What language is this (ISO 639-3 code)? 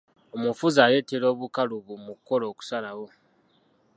lug